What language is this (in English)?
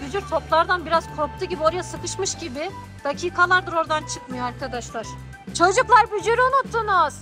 Turkish